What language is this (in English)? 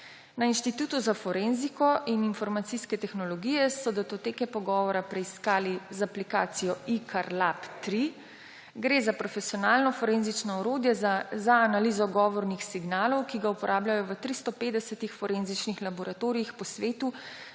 Slovenian